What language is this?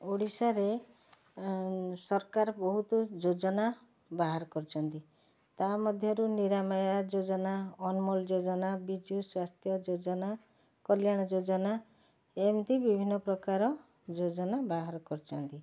Odia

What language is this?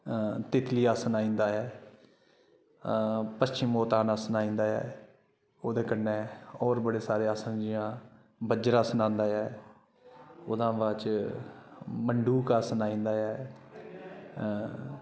Dogri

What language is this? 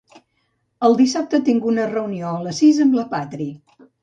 Catalan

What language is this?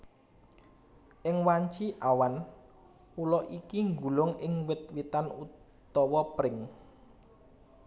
Javanese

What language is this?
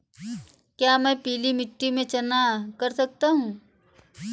Hindi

